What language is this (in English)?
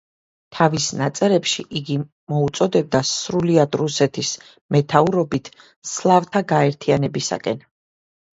Georgian